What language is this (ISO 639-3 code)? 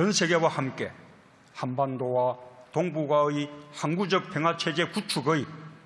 kor